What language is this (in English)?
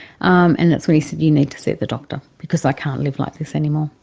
English